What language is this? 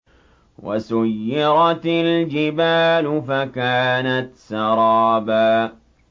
Arabic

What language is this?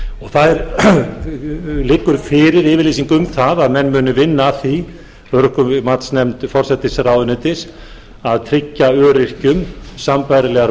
Icelandic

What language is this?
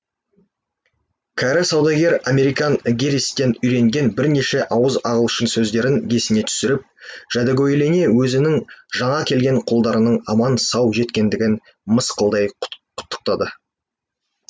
Kazakh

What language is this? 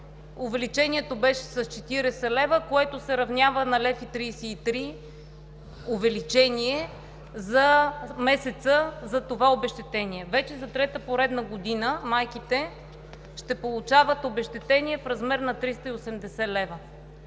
Bulgarian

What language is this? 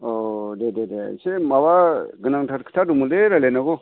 Bodo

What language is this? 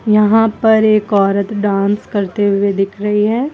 Hindi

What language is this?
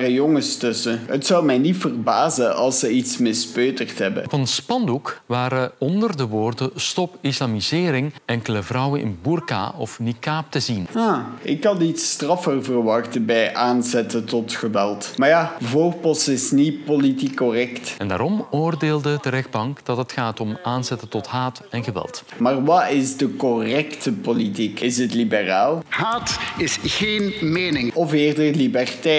Dutch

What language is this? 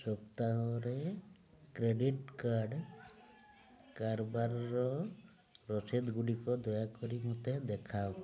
Odia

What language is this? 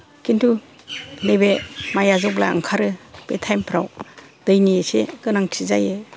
Bodo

